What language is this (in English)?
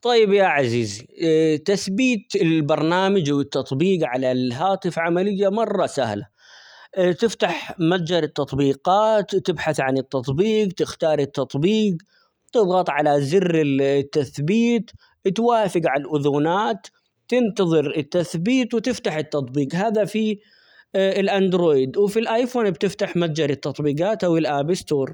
Omani Arabic